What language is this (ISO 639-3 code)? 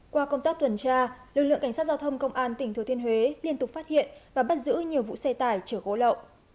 vie